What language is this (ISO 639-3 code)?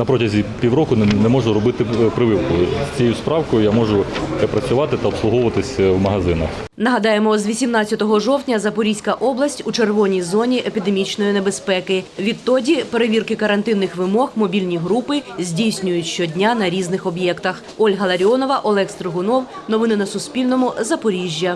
ukr